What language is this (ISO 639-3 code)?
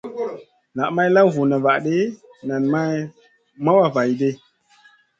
mcn